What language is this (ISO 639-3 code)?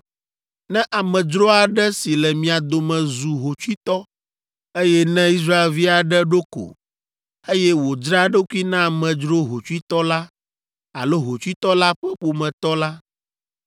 ewe